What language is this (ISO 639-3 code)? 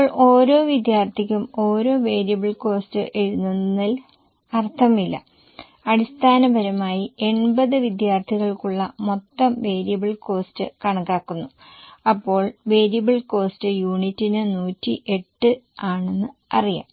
mal